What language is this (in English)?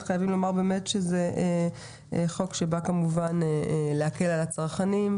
Hebrew